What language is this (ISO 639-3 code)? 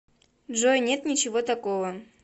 rus